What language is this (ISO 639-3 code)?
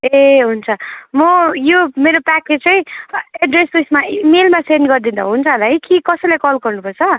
nep